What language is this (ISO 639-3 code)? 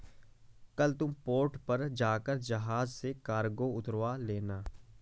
hin